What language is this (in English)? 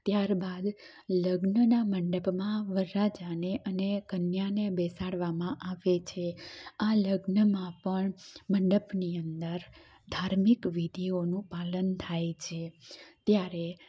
Gujarati